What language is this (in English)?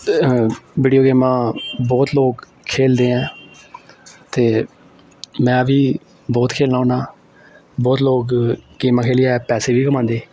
Dogri